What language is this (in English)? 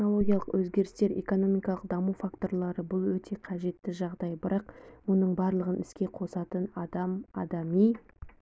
Kazakh